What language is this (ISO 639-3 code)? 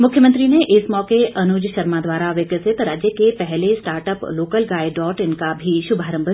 hin